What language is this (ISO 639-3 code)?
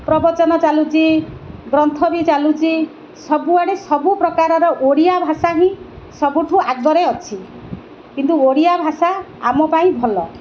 ori